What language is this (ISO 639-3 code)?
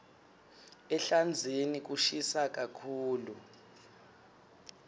ssw